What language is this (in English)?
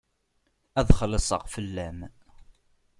Kabyle